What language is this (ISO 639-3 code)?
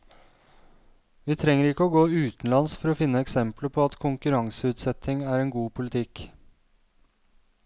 nor